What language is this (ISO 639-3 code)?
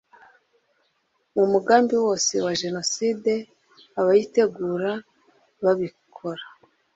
kin